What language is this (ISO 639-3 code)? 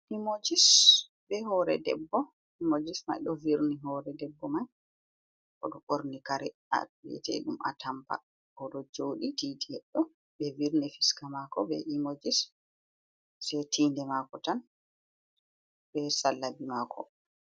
ful